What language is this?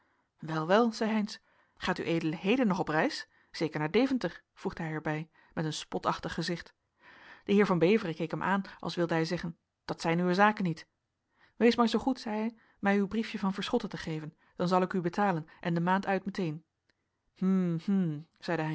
Dutch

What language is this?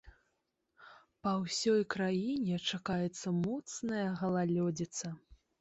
Belarusian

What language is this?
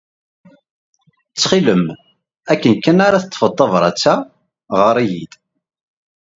Kabyle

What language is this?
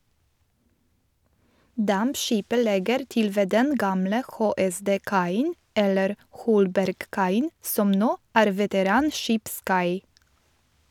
Norwegian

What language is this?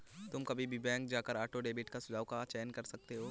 Hindi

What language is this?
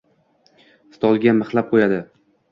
Uzbek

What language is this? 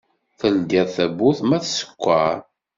Kabyle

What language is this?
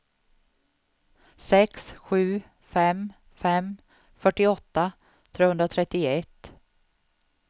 Swedish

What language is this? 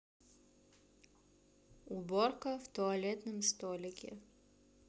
Russian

